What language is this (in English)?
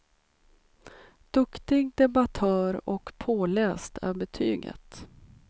Swedish